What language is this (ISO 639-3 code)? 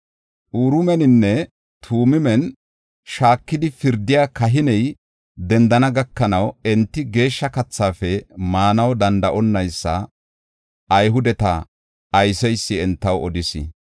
gof